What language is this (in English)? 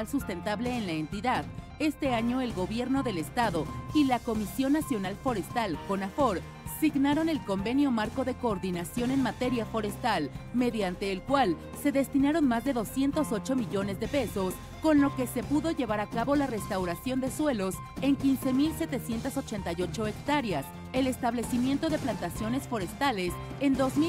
Spanish